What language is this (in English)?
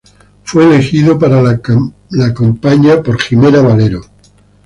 Spanish